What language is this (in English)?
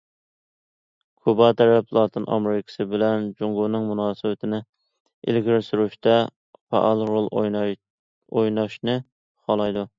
Uyghur